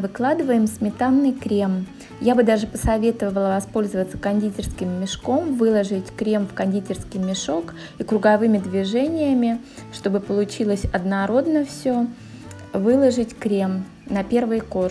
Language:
Russian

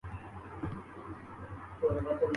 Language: Urdu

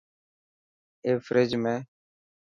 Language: Dhatki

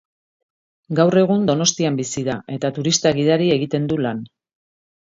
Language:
Basque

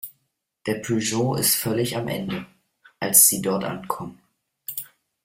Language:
German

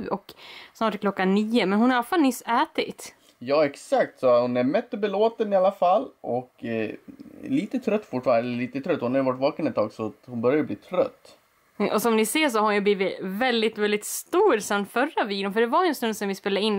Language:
Swedish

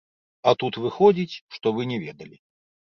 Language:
Belarusian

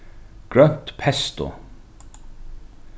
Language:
Faroese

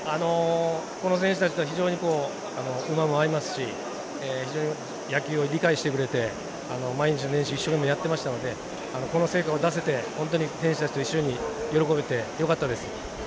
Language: Japanese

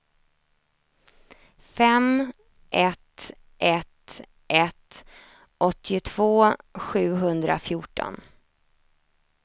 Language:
Swedish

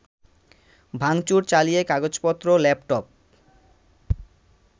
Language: Bangla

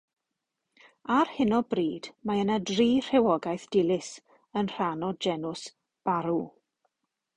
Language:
Welsh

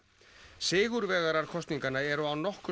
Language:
Icelandic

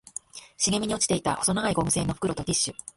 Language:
Japanese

